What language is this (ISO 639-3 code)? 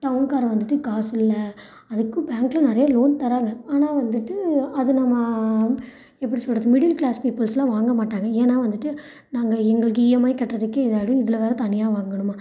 tam